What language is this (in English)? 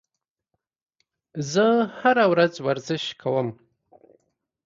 Pashto